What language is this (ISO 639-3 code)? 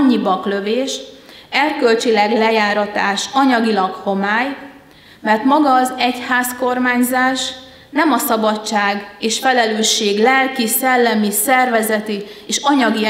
hun